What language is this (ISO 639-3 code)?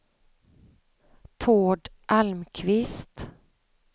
swe